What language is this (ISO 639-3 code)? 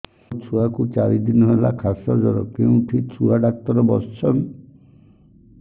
ori